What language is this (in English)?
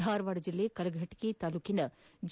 Kannada